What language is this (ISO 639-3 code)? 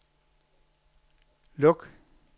dan